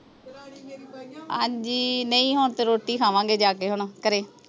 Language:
Punjabi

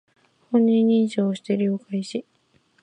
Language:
Japanese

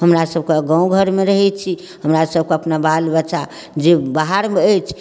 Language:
Maithili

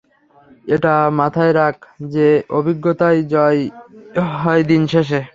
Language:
Bangla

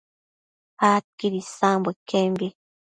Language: Matsés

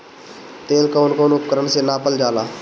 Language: Bhojpuri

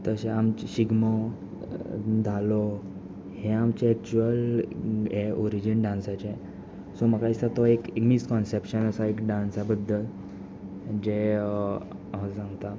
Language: Konkani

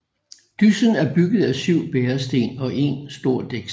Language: Danish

